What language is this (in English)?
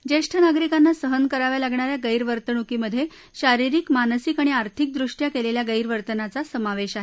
Marathi